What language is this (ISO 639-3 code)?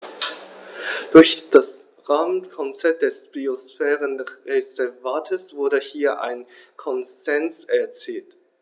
deu